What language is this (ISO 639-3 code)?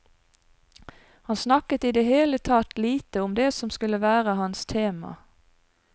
nor